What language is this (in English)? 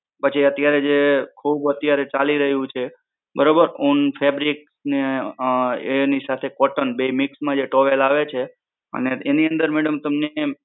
Gujarati